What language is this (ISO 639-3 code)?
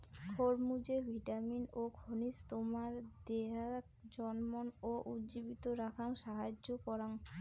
ben